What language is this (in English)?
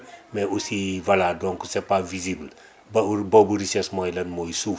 Wolof